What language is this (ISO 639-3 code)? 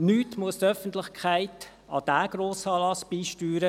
gsw